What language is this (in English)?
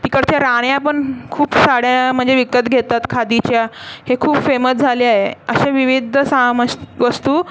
Marathi